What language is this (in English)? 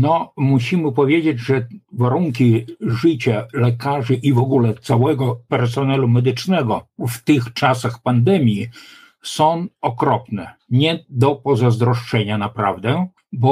Polish